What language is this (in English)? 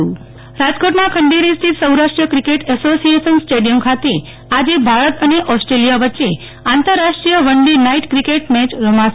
Gujarati